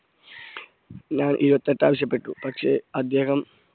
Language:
Malayalam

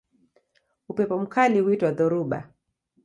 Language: Swahili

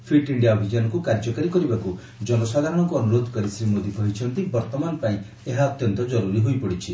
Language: Odia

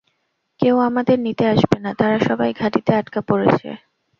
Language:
Bangla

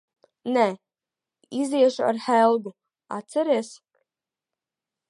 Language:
Latvian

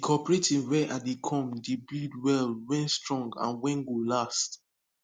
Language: Nigerian Pidgin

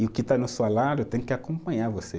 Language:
Portuguese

